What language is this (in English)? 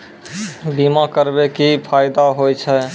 Maithili